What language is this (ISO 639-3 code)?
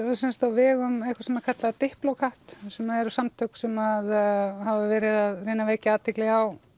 isl